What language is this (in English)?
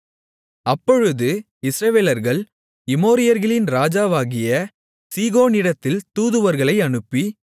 Tamil